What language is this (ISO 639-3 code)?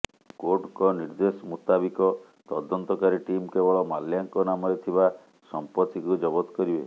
ori